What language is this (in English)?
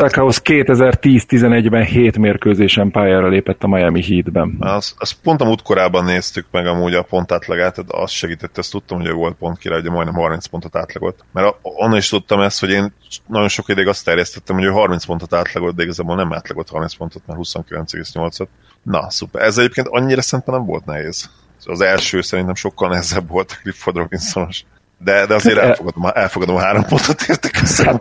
Hungarian